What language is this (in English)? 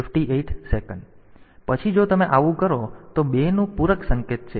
Gujarati